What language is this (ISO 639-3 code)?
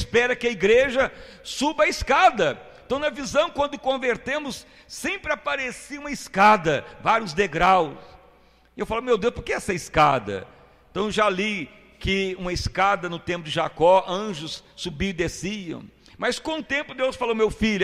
por